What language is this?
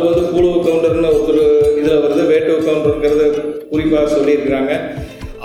Tamil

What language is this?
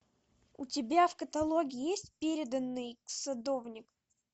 Russian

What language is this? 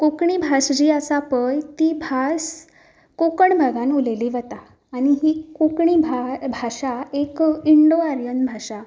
Konkani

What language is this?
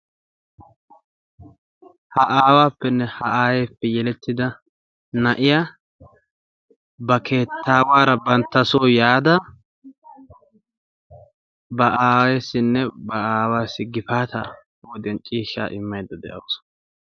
Wolaytta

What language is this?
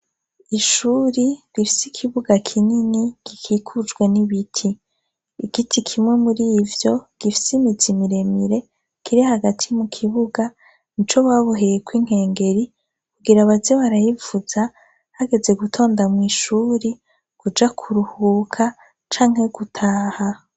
Rundi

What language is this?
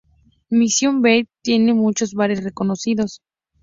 Spanish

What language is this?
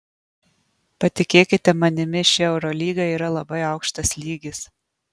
Lithuanian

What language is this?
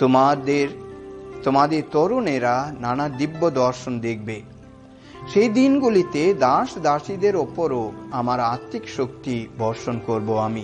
Hindi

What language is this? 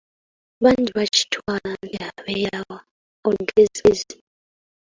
Ganda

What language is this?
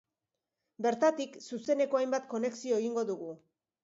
Basque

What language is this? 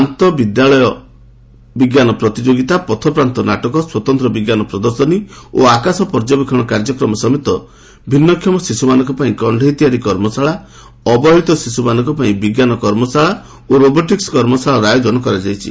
Odia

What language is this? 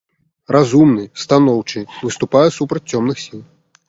Belarusian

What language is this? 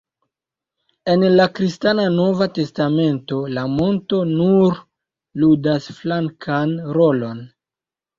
Esperanto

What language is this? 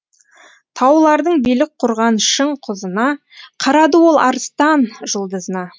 Kazakh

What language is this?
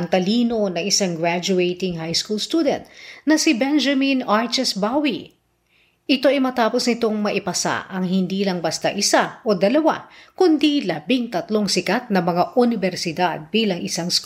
Filipino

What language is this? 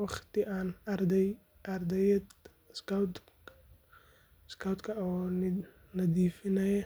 Somali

